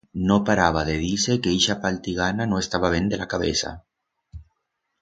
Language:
Aragonese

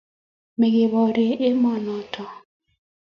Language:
Kalenjin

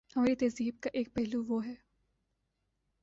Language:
Urdu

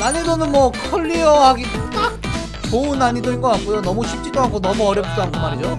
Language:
Korean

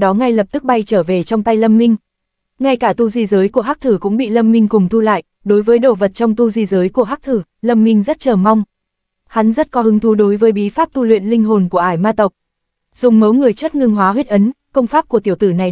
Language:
Vietnamese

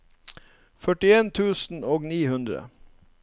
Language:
Norwegian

